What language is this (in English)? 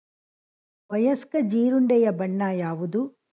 Kannada